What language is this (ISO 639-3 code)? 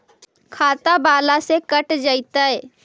mag